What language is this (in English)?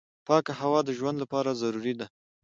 Pashto